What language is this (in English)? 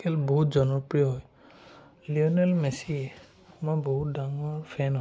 Assamese